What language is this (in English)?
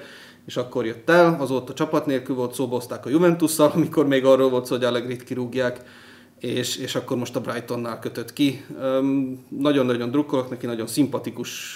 Hungarian